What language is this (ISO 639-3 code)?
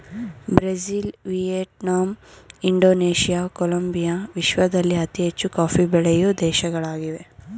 kan